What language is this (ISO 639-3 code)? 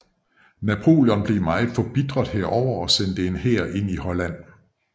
dan